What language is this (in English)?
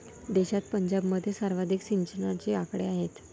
Marathi